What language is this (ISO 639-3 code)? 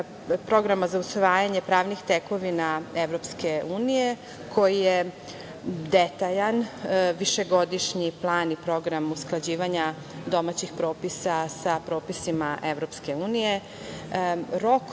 srp